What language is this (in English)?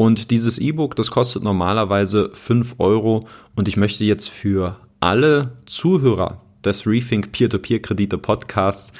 German